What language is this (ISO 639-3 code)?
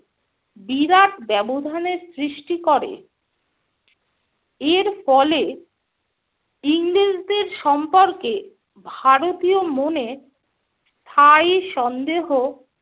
ben